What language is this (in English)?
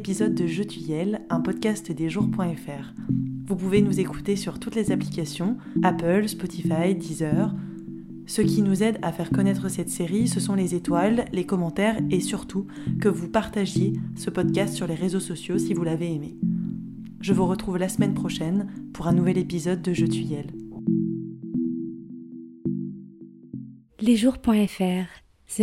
French